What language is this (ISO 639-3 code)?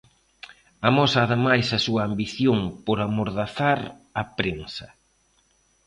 glg